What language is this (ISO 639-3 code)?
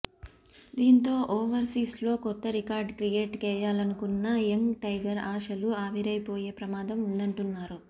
tel